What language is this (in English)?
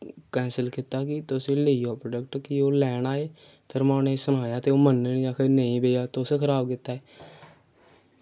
Dogri